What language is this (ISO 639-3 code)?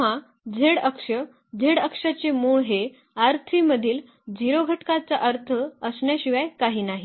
mar